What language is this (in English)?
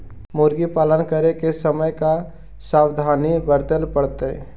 Magahi